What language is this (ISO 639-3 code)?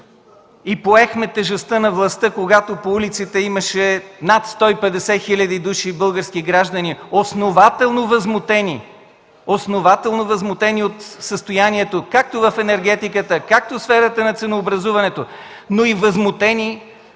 bul